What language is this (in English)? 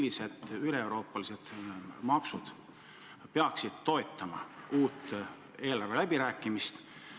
Estonian